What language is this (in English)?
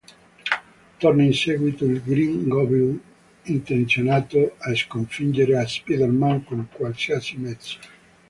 Italian